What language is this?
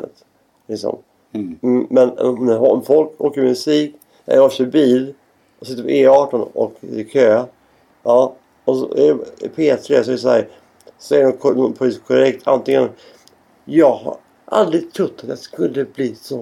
Swedish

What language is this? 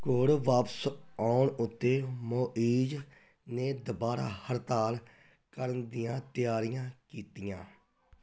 Punjabi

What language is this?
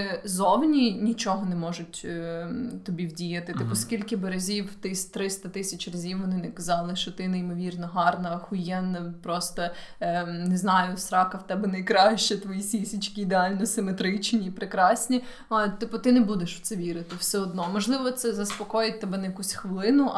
Ukrainian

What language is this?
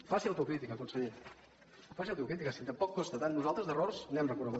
Catalan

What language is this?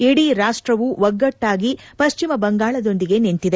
Kannada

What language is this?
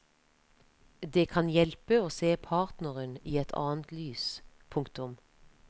Norwegian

